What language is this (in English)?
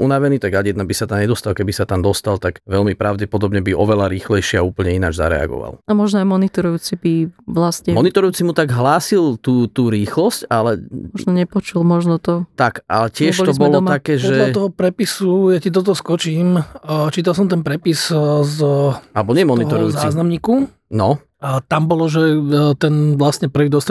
Slovak